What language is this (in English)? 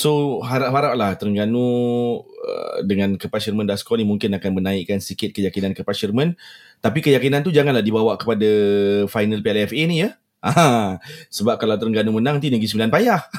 Malay